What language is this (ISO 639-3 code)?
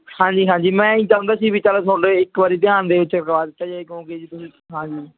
pan